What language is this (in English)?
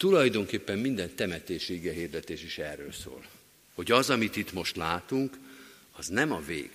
Hungarian